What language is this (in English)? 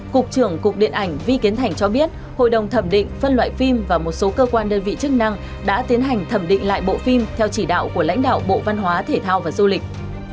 Vietnamese